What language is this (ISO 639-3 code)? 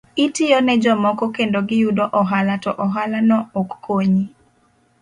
luo